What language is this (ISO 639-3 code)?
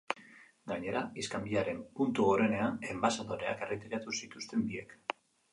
eus